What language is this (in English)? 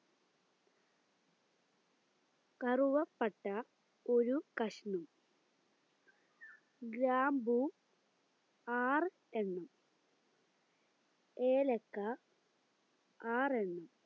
Malayalam